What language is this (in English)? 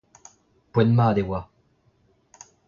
Breton